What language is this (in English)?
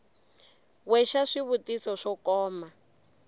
Tsonga